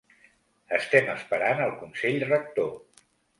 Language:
Catalan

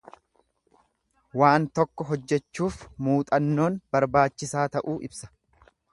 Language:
Oromo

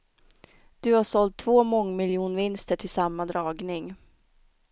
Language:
Swedish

